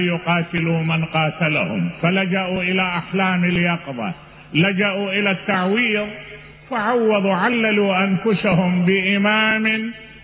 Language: Arabic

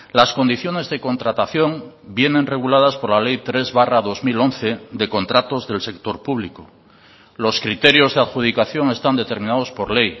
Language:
Spanish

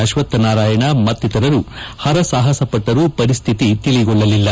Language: Kannada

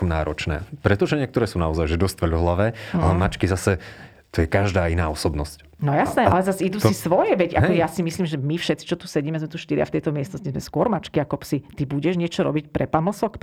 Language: Slovak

